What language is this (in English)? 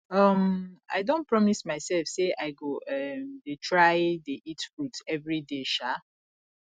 Nigerian Pidgin